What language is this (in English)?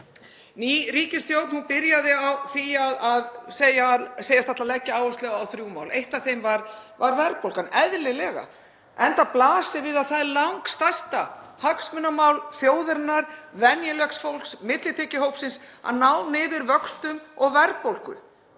Icelandic